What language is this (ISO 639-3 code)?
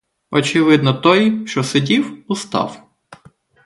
ukr